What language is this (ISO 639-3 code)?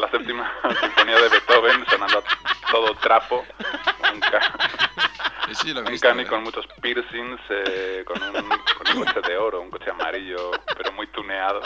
spa